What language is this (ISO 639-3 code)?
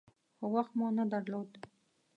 pus